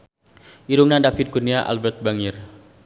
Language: Sundanese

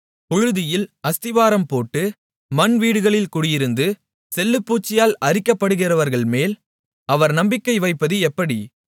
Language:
Tamil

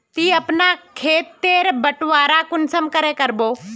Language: Magahi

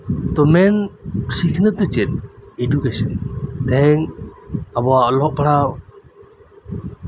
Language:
Santali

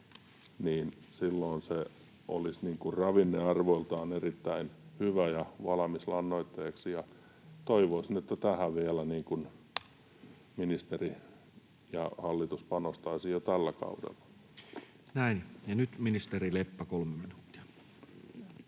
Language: Finnish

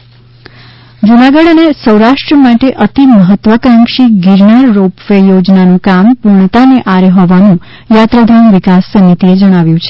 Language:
Gujarati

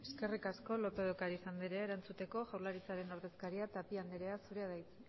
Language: Basque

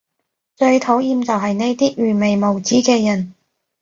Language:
Cantonese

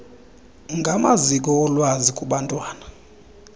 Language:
Xhosa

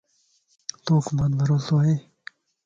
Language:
Lasi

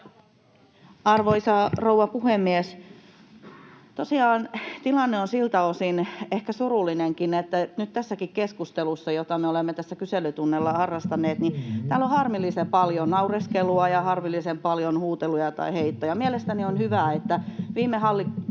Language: Finnish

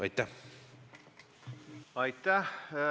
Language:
Estonian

